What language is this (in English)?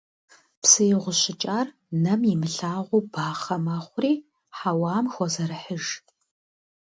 Kabardian